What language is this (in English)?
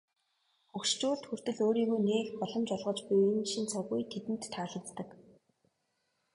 Mongolian